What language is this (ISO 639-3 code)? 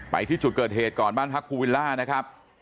tha